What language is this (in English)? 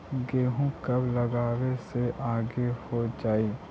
Magahi